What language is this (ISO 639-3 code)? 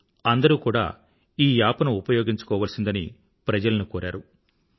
tel